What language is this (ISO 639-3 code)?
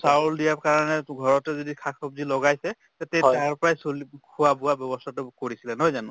asm